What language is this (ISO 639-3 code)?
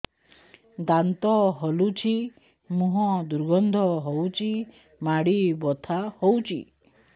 ori